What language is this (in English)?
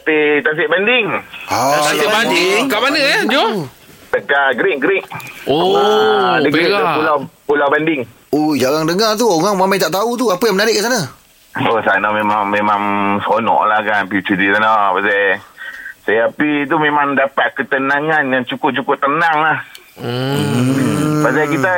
Malay